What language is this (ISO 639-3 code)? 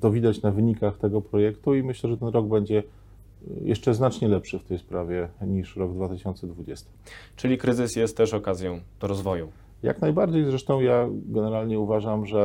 pol